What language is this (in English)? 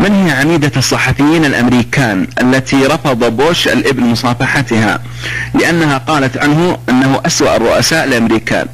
Arabic